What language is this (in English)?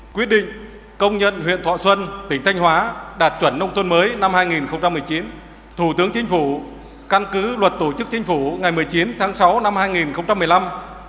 Vietnamese